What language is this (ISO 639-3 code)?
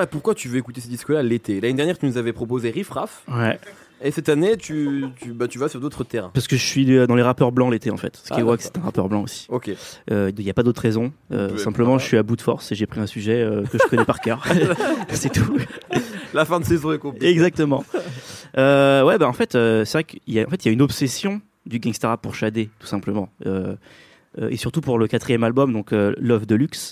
fra